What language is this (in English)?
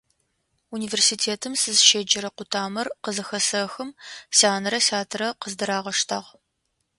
Adyghe